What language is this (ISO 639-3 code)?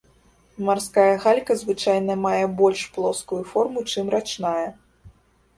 bel